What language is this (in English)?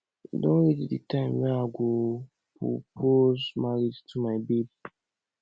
Nigerian Pidgin